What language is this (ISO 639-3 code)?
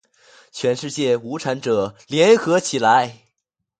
zho